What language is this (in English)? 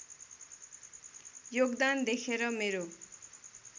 Nepali